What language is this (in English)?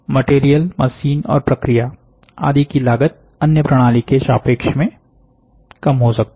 Hindi